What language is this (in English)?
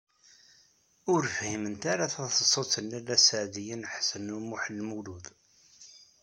Kabyle